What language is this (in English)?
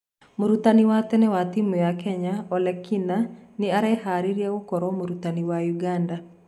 Kikuyu